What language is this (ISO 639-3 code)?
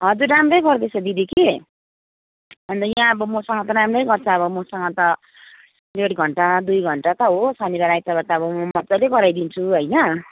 nep